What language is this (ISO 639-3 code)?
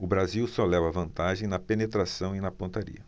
por